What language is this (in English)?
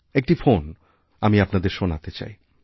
Bangla